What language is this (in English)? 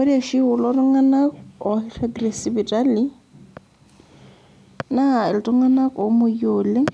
Masai